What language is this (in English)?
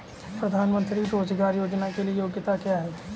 Hindi